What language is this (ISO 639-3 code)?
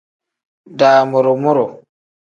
kdh